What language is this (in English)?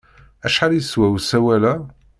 Kabyle